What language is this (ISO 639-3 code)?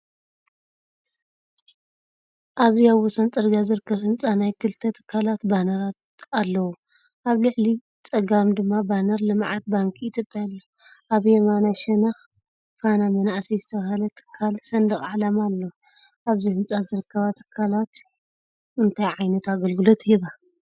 tir